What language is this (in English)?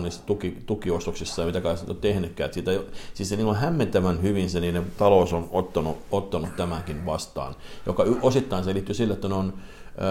Finnish